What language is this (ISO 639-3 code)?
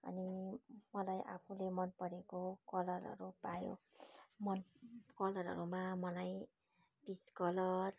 nep